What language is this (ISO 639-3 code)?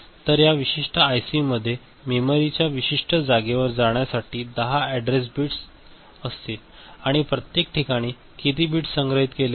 mar